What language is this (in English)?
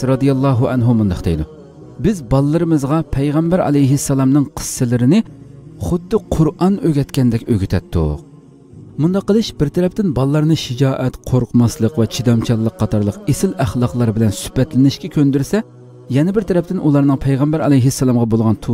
Turkish